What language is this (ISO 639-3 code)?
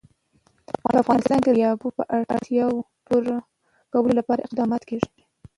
pus